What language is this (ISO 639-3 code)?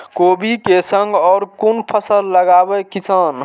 mai